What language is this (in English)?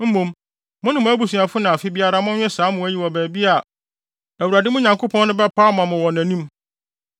Akan